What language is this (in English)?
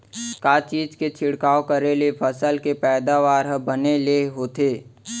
Chhattisgarhi